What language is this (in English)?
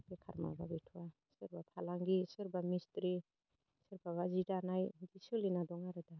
Bodo